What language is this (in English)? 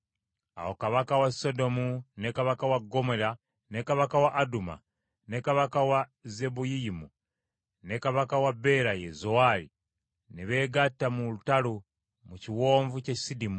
Ganda